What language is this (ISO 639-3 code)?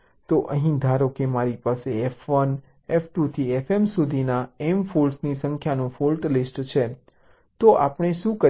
guj